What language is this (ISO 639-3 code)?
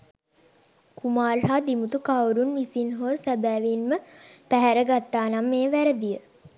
sin